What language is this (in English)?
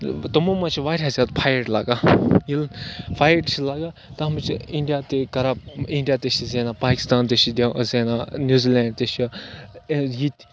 Kashmiri